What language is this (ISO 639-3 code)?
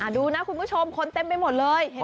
tha